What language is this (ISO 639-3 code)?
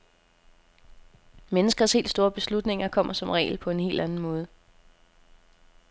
dan